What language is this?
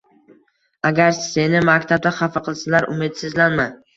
Uzbek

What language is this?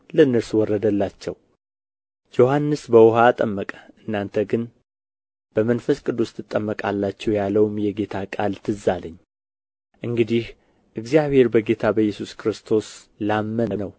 Amharic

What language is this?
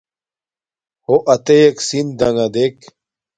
Domaaki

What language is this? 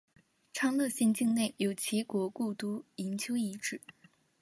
Chinese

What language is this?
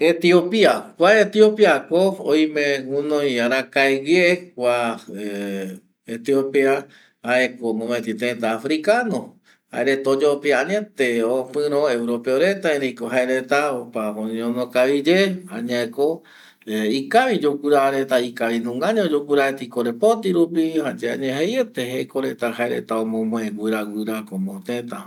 Eastern Bolivian Guaraní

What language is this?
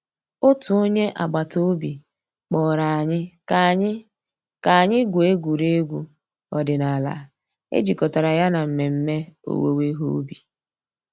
Igbo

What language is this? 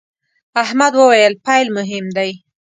Pashto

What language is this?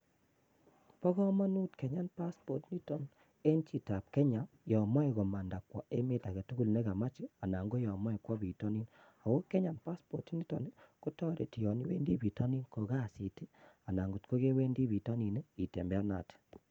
Kalenjin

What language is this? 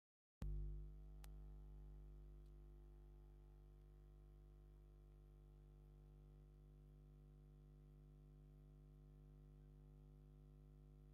Tigrinya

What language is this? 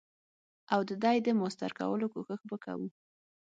Pashto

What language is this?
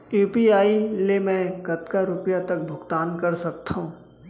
Chhattisgarhi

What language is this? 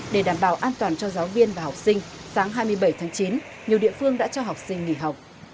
Vietnamese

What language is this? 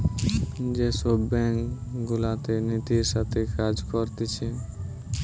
Bangla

